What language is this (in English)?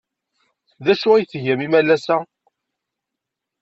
Kabyle